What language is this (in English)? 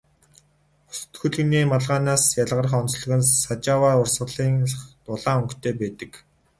Mongolian